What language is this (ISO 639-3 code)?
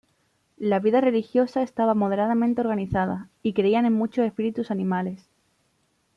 spa